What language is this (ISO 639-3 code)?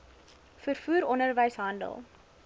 afr